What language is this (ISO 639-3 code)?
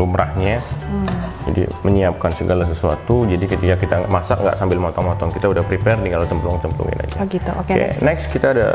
ind